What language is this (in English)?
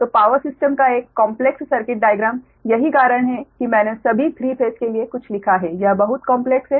Hindi